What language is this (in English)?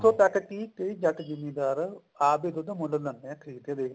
Punjabi